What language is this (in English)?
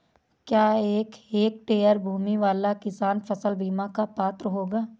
Hindi